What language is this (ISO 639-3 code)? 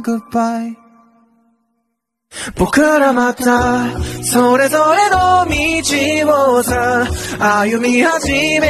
ara